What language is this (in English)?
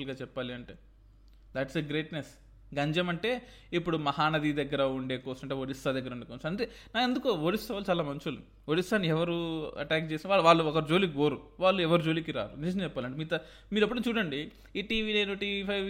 Telugu